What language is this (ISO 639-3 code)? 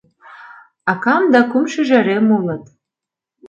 chm